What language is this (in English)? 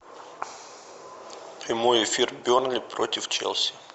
Russian